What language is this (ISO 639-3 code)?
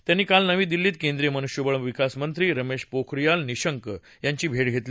mar